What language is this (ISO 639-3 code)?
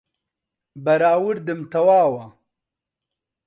ckb